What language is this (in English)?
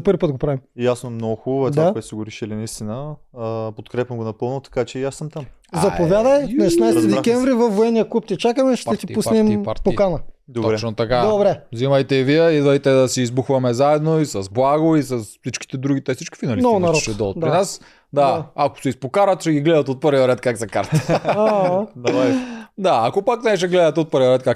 Bulgarian